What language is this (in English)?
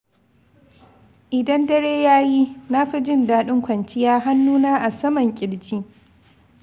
Hausa